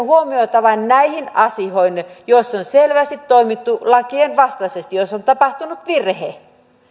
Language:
Finnish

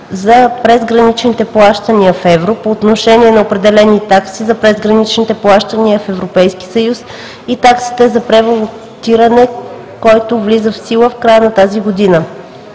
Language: Bulgarian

